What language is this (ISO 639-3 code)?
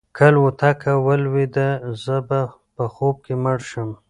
pus